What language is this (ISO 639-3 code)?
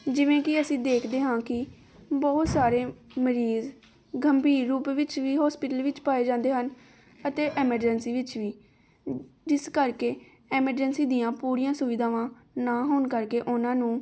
pan